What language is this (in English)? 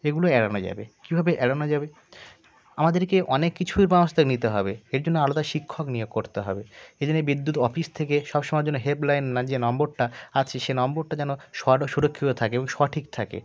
Bangla